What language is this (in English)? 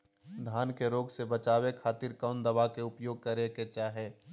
Magahi